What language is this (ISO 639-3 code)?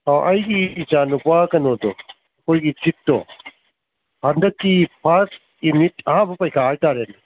mni